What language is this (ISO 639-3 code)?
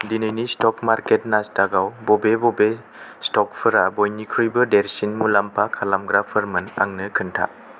brx